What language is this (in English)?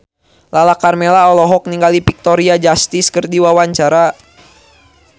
Sundanese